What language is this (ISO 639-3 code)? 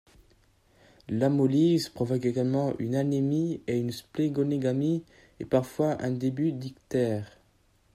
fra